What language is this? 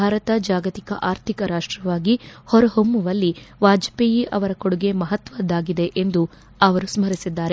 Kannada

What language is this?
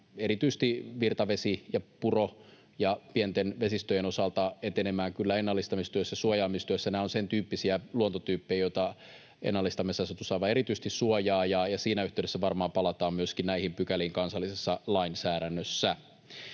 Finnish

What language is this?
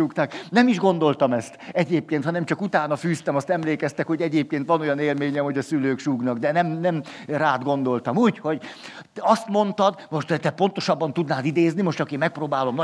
Hungarian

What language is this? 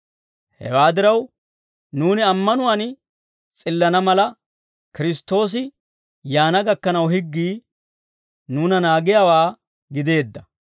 Dawro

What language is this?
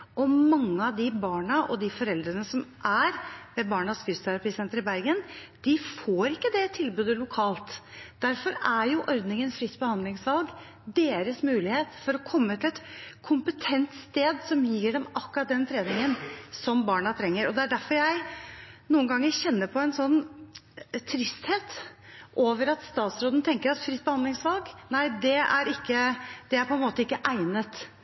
Norwegian Bokmål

